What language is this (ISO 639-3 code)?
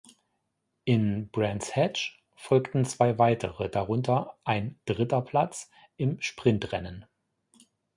deu